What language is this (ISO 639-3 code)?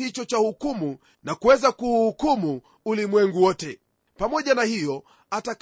swa